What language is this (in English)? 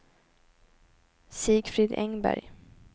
Swedish